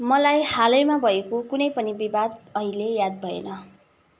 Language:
Nepali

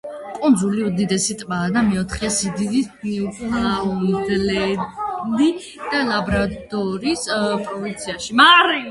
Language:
Georgian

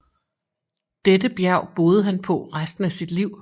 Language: Danish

